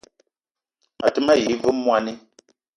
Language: Eton (Cameroon)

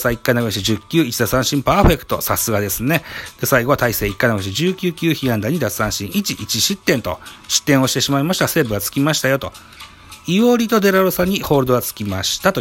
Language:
Japanese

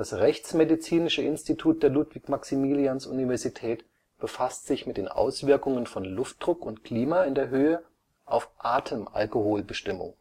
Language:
German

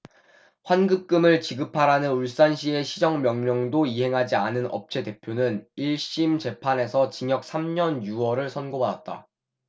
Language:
Korean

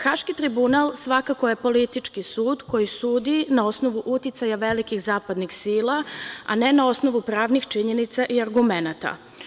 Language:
Serbian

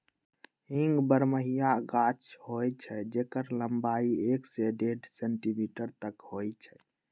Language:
Magahi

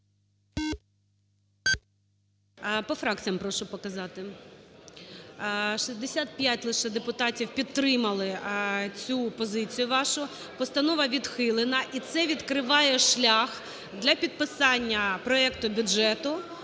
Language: Ukrainian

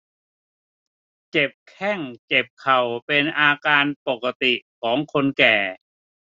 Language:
Thai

